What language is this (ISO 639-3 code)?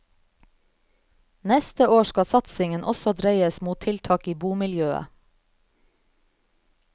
nor